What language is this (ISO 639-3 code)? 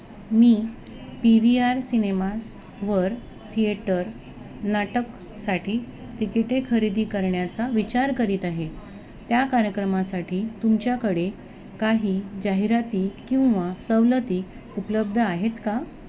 mar